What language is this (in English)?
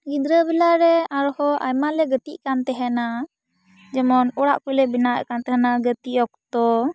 Santali